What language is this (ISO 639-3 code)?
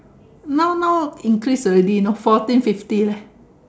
eng